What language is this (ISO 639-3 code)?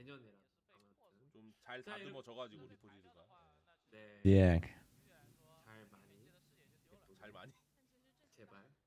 rus